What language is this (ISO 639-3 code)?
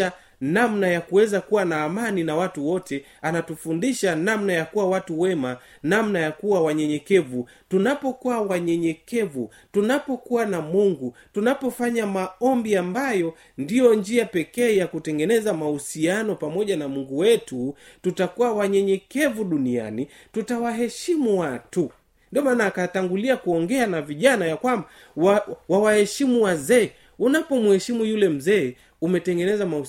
swa